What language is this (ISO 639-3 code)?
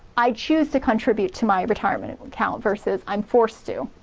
eng